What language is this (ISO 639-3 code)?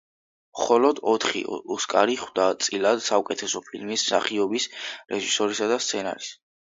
kat